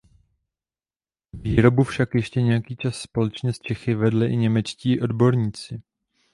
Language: Czech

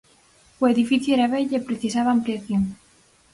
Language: Galician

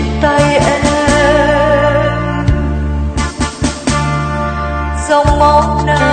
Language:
Vietnamese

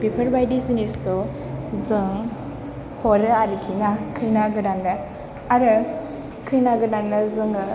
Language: Bodo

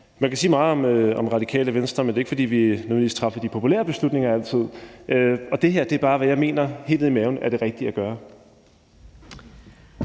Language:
Danish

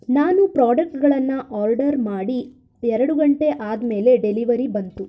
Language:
Kannada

